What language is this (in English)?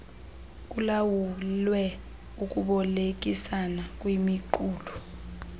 Xhosa